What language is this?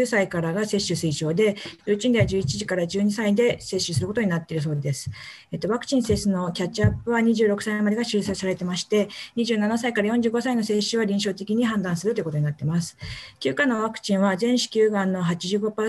Japanese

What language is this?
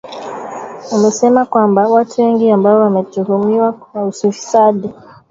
Swahili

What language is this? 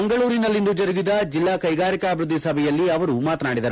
Kannada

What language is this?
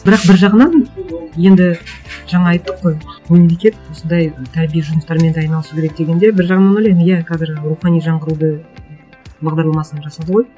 Kazakh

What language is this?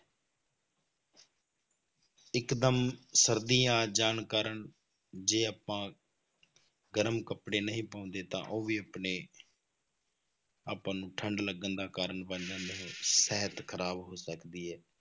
Punjabi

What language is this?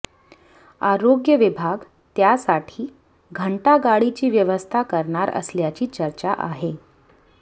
Marathi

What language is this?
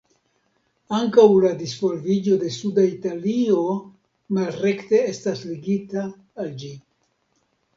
Esperanto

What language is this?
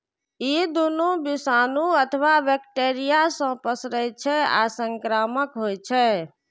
Maithili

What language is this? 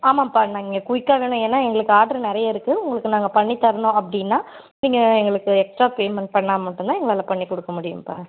Tamil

